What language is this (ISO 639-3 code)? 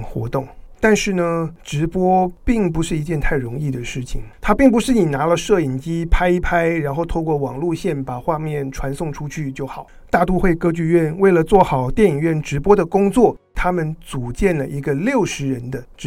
zho